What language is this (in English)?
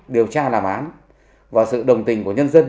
Vietnamese